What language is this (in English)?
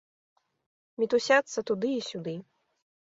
Belarusian